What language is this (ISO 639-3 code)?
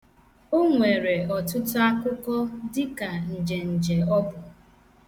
ibo